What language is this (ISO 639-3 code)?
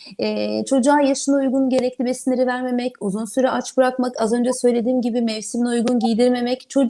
tur